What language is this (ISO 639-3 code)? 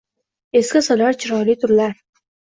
uzb